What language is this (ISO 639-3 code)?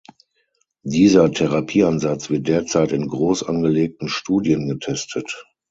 deu